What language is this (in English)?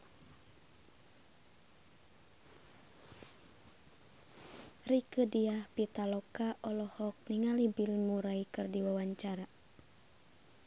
Sundanese